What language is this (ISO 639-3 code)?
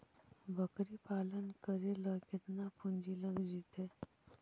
mag